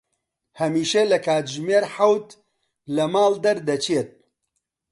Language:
Central Kurdish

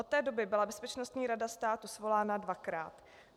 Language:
Czech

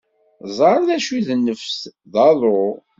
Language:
Kabyle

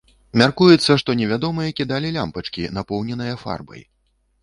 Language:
Belarusian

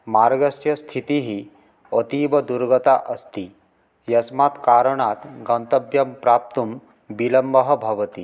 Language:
Sanskrit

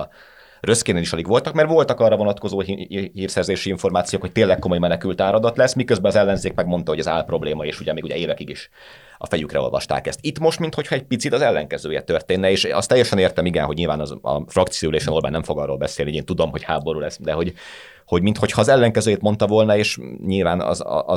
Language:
Hungarian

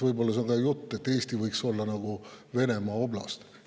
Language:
Estonian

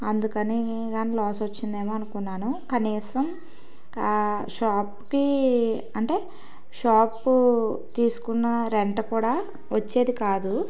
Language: Telugu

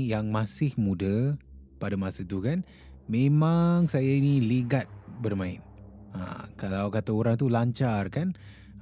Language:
Malay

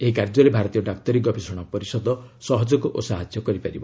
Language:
Odia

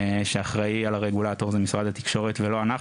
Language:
Hebrew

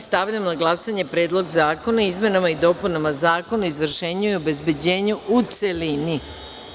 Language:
Serbian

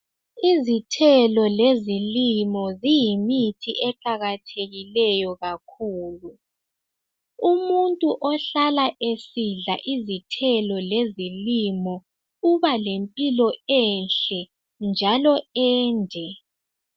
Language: North Ndebele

